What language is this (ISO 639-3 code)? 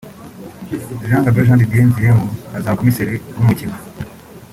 kin